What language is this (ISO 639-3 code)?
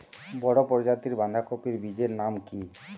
ben